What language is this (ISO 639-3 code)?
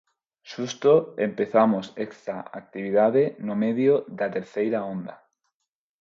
glg